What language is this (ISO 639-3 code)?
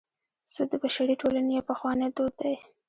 pus